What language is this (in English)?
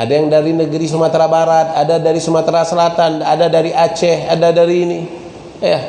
Indonesian